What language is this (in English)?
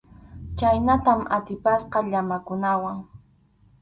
Arequipa-La Unión Quechua